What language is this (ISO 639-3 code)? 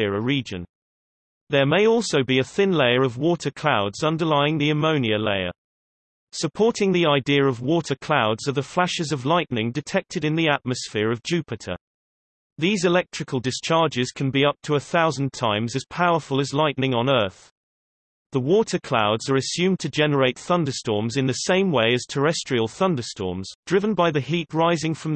eng